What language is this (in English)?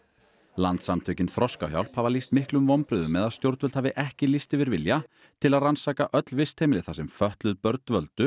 Icelandic